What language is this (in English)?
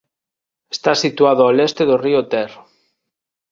Galician